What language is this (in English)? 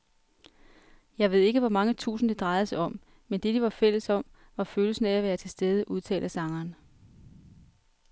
Danish